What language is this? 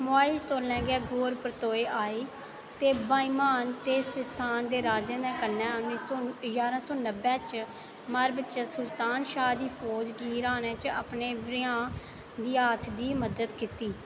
Dogri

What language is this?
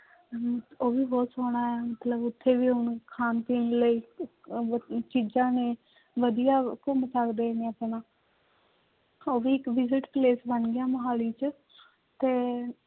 Punjabi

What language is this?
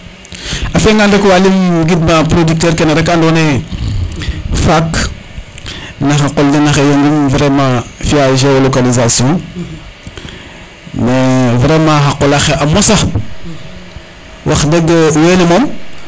Serer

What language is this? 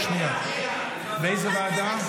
Hebrew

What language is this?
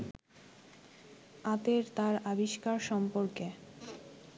Bangla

